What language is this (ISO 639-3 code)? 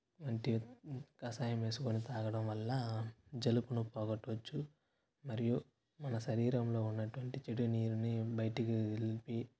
tel